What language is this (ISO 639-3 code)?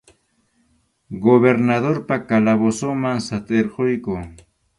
qxu